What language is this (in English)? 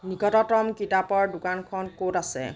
Assamese